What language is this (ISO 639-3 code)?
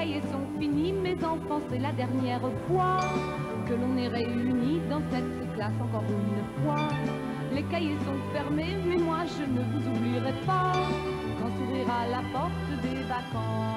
fra